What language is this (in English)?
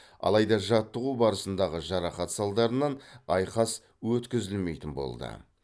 Kazakh